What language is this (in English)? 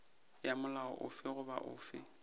Northern Sotho